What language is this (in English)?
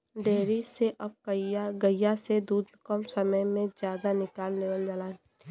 Bhojpuri